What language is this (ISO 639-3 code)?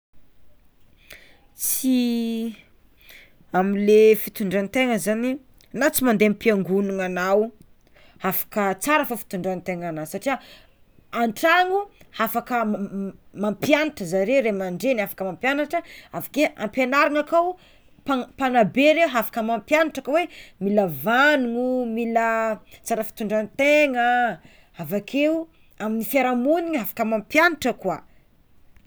xmw